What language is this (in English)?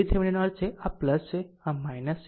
Gujarati